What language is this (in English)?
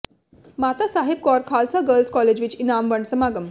Punjabi